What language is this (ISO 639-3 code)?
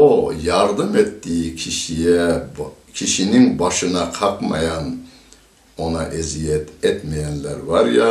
tur